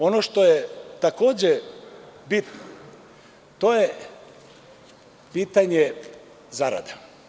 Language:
Serbian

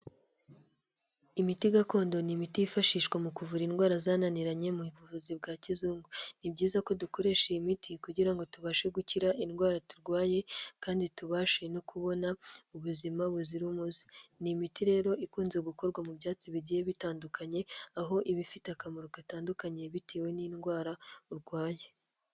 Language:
Kinyarwanda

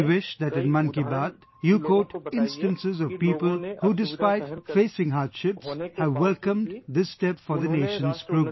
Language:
English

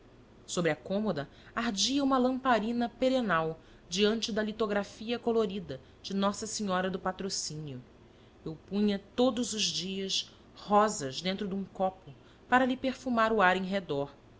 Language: Portuguese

